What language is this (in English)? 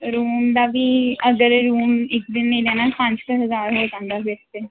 Punjabi